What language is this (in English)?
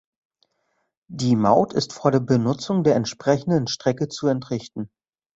German